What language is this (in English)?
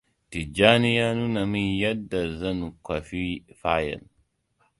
Hausa